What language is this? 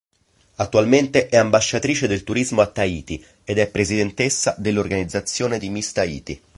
Italian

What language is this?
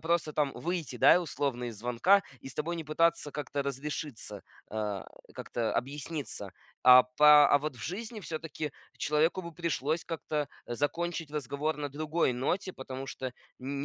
Russian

